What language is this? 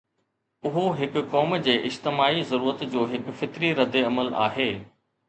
Sindhi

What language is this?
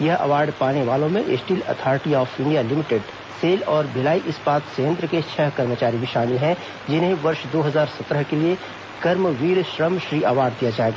Hindi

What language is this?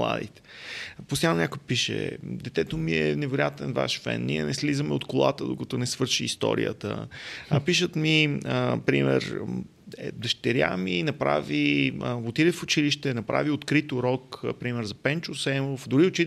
Bulgarian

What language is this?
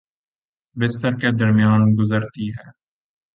Urdu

